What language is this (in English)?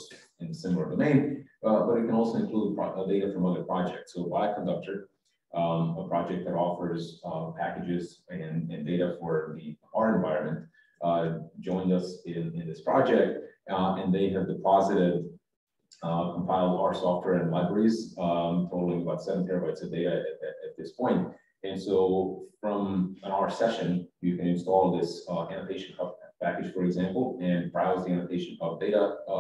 English